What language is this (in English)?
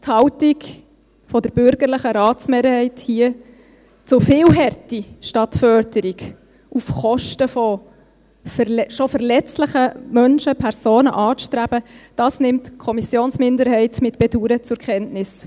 Swiss German